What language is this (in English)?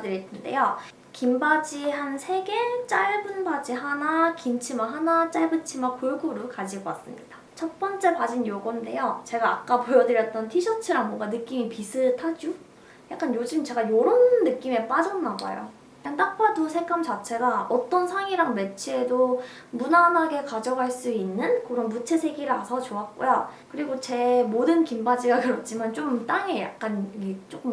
Korean